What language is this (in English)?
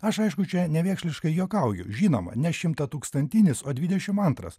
Lithuanian